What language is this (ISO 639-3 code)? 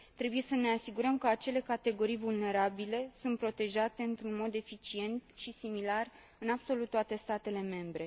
ron